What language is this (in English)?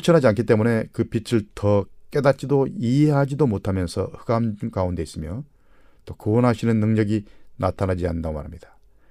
Korean